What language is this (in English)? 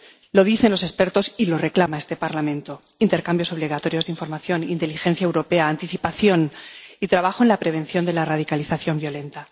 Spanish